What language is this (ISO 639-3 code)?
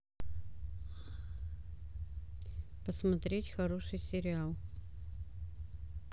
rus